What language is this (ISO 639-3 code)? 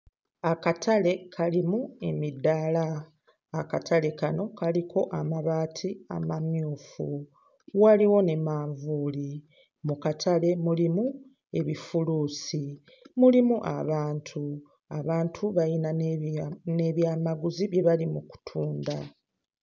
lug